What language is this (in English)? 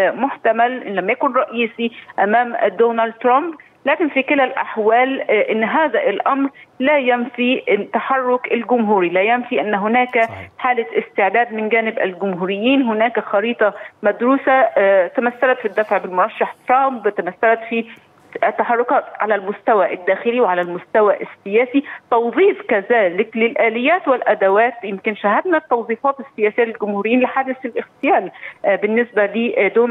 Arabic